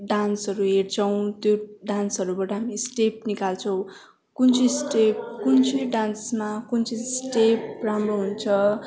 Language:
Nepali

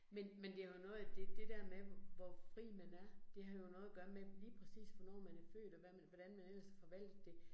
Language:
Danish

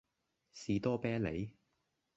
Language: Cantonese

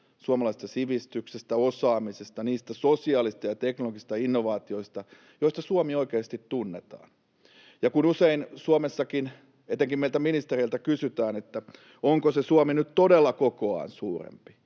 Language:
Finnish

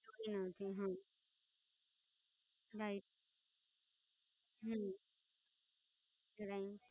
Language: Gujarati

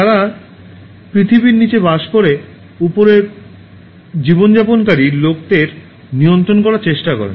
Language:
Bangla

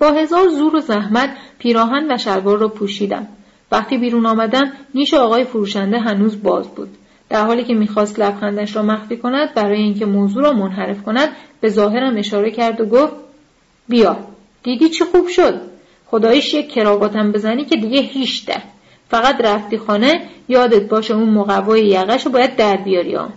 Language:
Persian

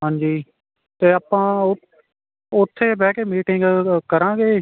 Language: Punjabi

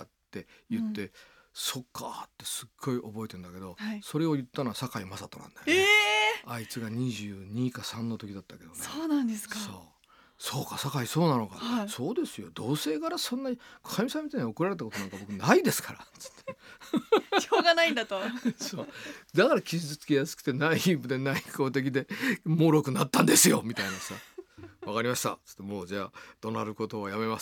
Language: Japanese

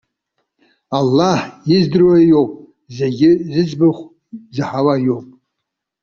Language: Abkhazian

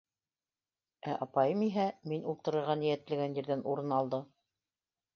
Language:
Bashkir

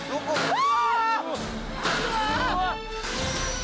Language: Japanese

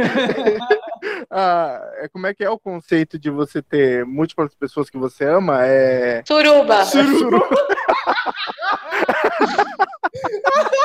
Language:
Portuguese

